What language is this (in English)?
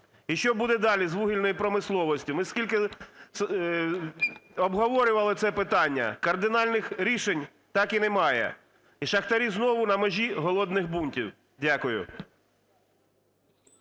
Ukrainian